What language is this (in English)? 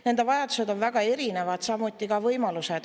Estonian